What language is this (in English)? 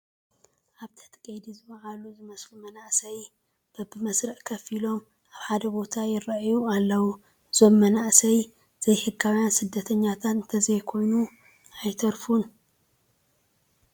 Tigrinya